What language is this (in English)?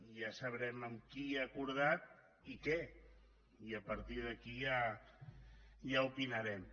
Catalan